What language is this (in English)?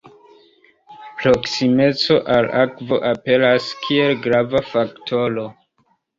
Esperanto